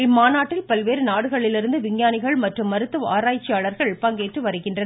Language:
Tamil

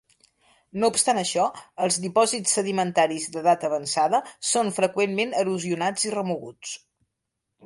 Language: Catalan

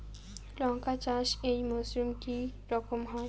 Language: Bangla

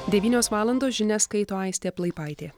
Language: Lithuanian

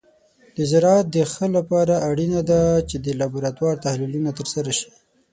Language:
Pashto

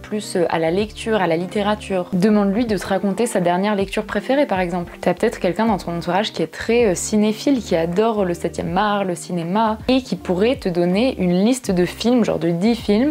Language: French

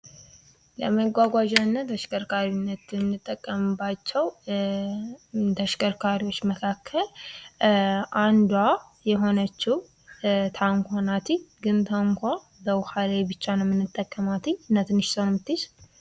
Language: Amharic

